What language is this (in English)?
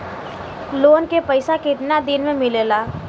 Bhojpuri